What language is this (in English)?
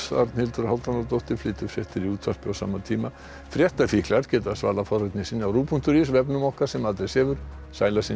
Icelandic